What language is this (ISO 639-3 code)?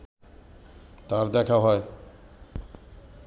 ben